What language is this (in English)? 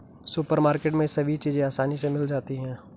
Hindi